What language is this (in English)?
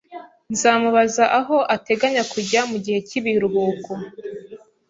Kinyarwanda